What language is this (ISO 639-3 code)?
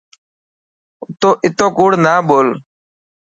mki